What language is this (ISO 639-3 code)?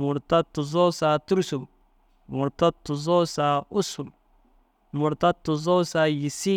dzg